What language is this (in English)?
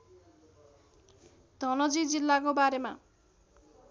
Nepali